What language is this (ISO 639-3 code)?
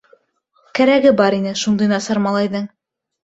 bak